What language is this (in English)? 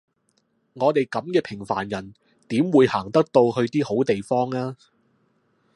Cantonese